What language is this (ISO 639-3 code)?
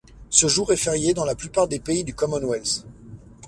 fra